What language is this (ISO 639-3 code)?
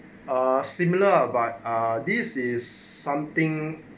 eng